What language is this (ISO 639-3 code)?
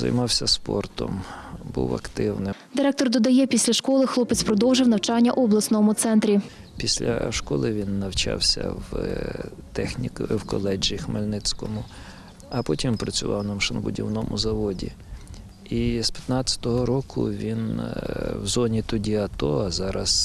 ukr